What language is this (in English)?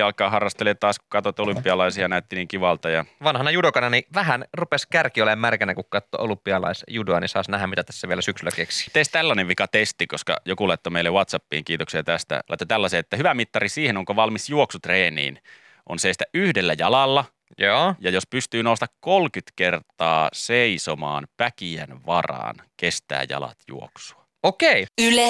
Finnish